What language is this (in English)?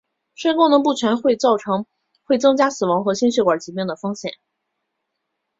Chinese